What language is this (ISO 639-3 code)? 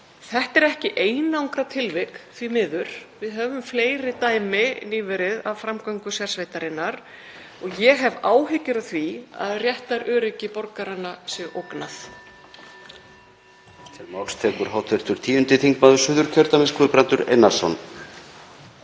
isl